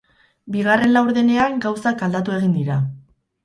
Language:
Basque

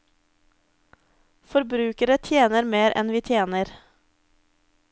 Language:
Norwegian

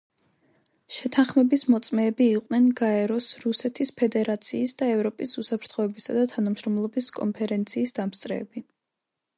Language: Georgian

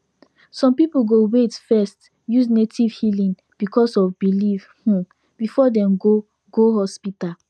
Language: Nigerian Pidgin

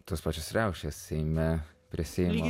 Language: Lithuanian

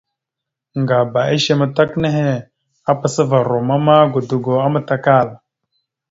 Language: Mada (Cameroon)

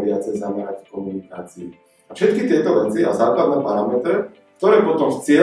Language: Slovak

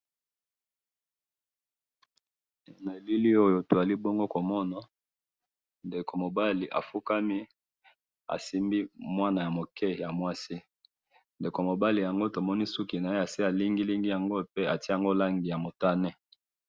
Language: Lingala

